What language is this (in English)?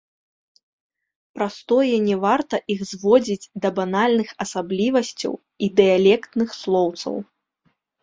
Belarusian